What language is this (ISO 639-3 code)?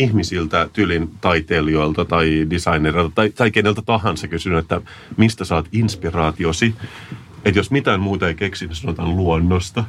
fin